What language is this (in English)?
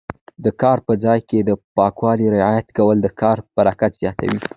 Pashto